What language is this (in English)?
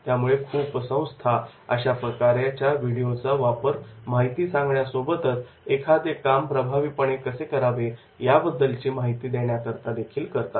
Marathi